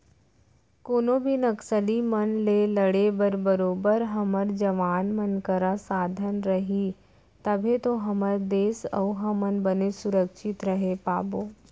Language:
Chhattisgarhi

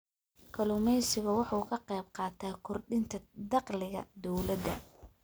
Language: Somali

